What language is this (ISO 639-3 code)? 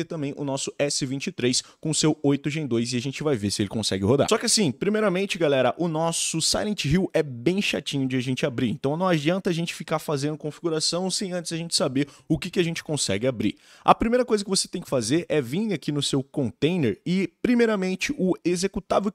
por